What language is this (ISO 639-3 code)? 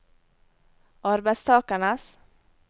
nor